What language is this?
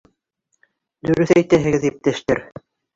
Bashkir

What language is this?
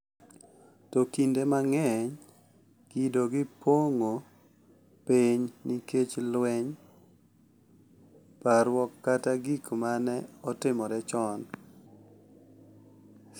Luo (Kenya and Tanzania)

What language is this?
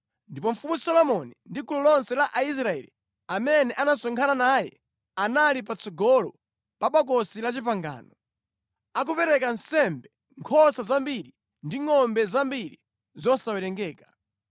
Nyanja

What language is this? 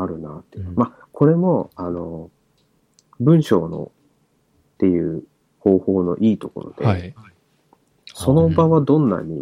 Japanese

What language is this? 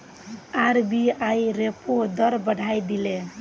Magahi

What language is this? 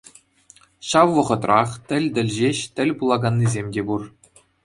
Chuvash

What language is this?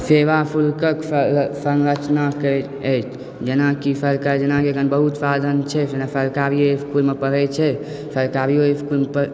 Maithili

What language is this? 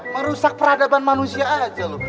Indonesian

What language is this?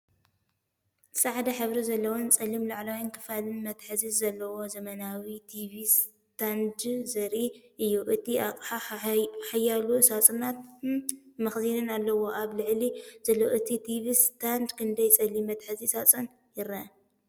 Tigrinya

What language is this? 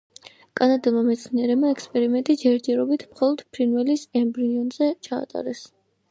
Georgian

